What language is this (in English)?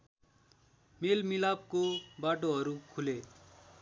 Nepali